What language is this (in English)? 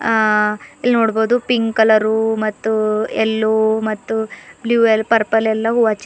Kannada